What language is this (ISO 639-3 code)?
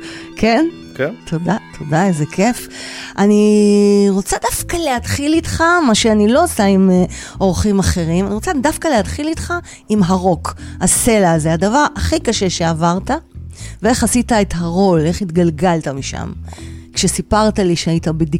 heb